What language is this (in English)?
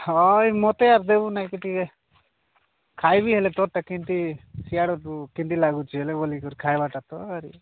Odia